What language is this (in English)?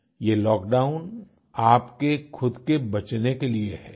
Hindi